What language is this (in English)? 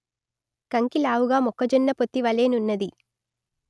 Telugu